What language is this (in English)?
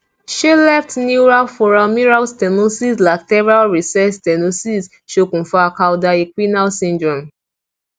Yoruba